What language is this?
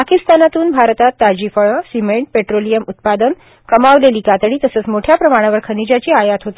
Marathi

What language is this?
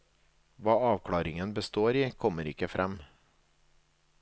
Norwegian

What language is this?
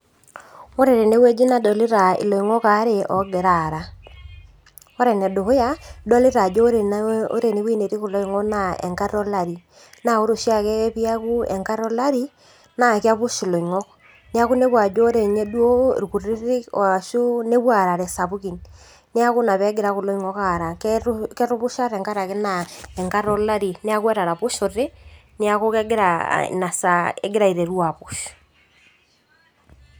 Masai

